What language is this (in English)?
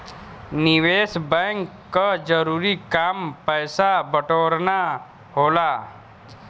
Bhojpuri